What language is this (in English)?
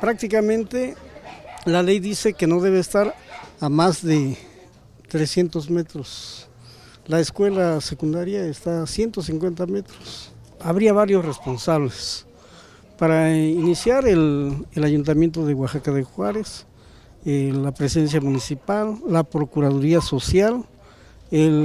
Spanish